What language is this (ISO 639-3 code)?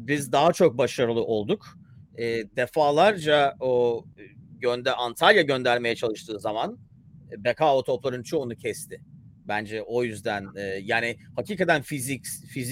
tur